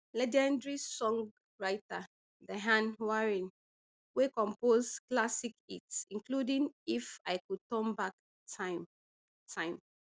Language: Nigerian Pidgin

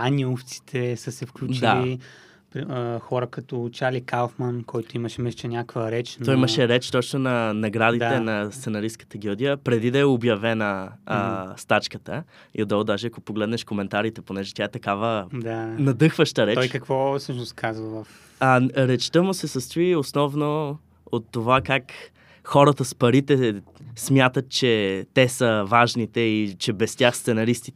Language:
Bulgarian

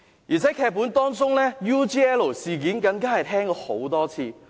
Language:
Cantonese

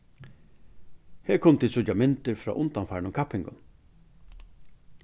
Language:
Faroese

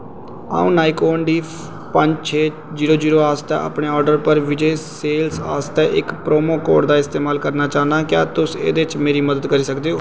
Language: Dogri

